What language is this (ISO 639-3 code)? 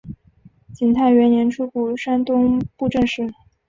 zho